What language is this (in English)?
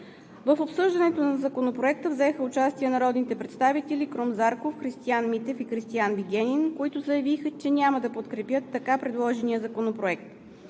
Bulgarian